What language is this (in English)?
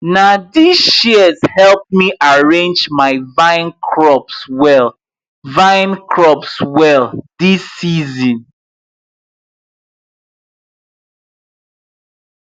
Nigerian Pidgin